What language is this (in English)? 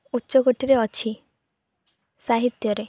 Odia